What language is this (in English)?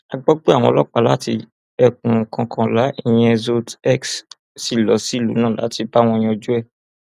Yoruba